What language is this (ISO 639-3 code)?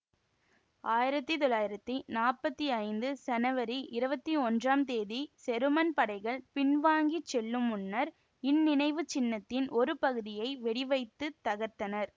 tam